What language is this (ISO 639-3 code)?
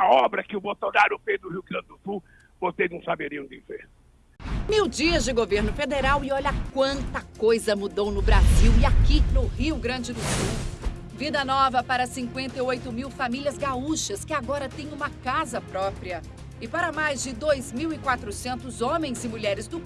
por